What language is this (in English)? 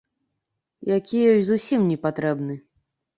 Belarusian